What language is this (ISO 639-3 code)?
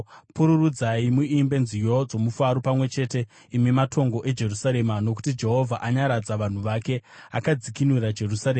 sna